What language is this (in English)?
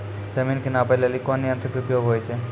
Maithili